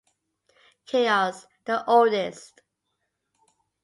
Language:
English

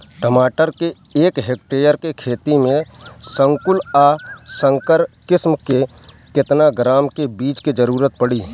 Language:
Bhojpuri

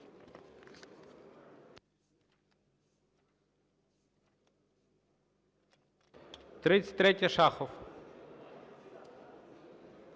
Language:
Ukrainian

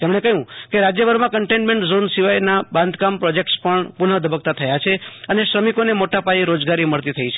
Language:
Gujarati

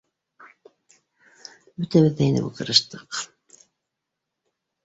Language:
Bashkir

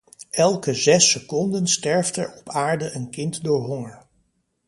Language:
Dutch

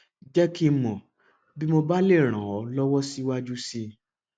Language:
Yoruba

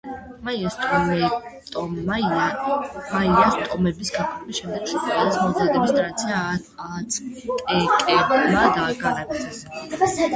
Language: Georgian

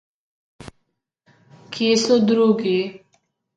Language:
Slovenian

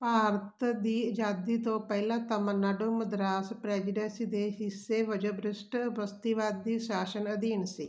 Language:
Punjabi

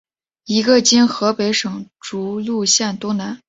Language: Chinese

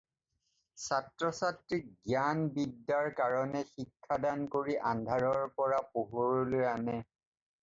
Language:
Assamese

